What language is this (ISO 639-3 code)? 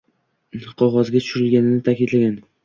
uzb